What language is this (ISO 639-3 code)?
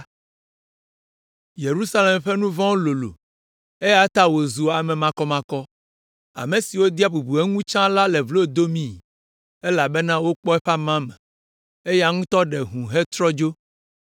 ewe